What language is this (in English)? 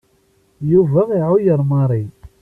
Kabyle